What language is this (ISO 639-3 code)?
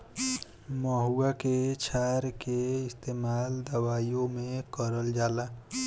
bho